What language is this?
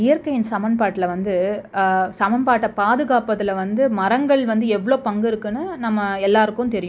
Tamil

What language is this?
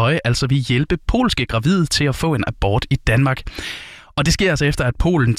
Danish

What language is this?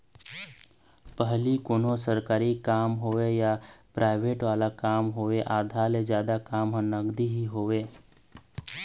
Chhattisgarhi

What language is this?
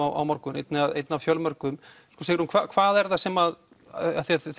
Icelandic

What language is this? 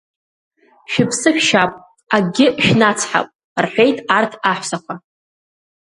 Abkhazian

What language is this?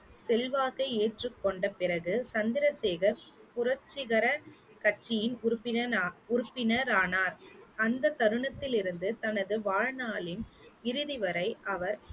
Tamil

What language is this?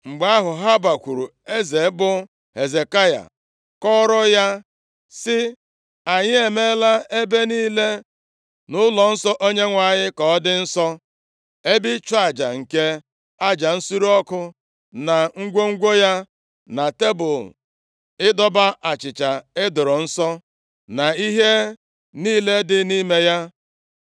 Igbo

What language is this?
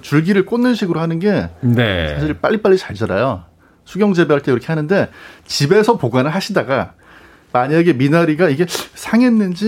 Korean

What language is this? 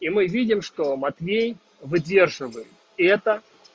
Russian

